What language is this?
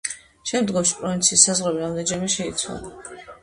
Georgian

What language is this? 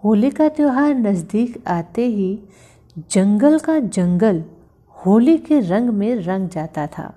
Hindi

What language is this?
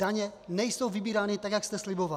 Czech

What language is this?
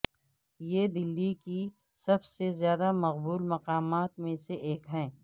Urdu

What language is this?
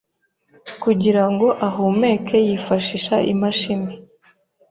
Kinyarwanda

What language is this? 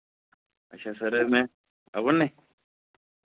Dogri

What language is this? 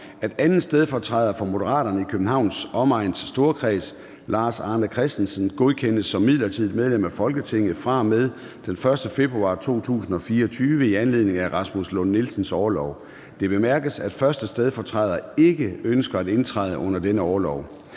Danish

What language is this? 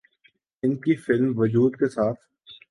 Urdu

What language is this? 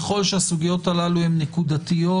Hebrew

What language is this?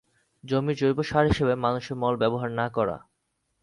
Bangla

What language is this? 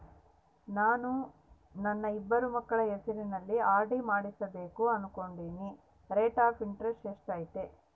Kannada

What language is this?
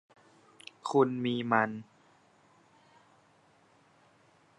Thai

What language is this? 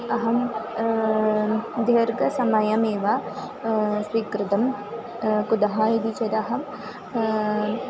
Sanskrit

